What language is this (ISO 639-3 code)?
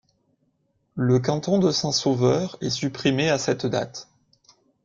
fra